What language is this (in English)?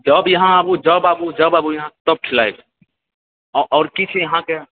Maithili